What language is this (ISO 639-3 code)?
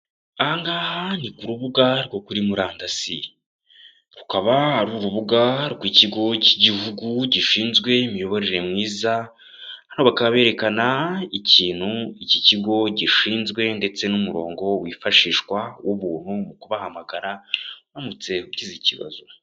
kin